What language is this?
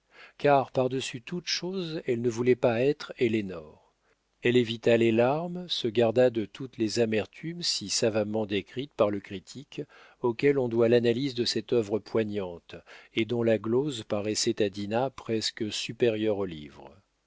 French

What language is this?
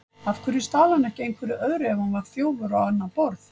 Icelandic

